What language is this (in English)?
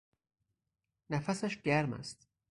Persian